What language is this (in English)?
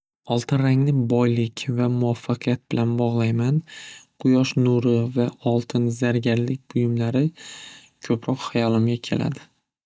Uzbek